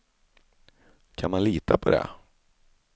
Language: Swedish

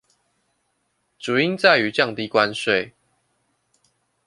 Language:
Chinese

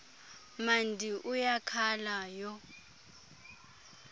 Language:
Xhosa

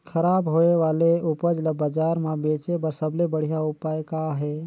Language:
Chhattisgarhi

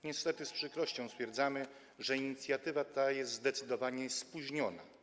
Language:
Polish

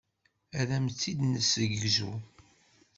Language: Kabyle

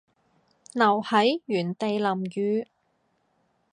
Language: Cantonese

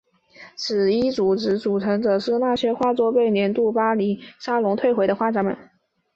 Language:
Chinese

